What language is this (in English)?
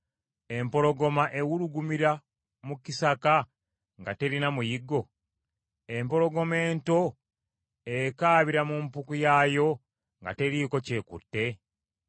Ganda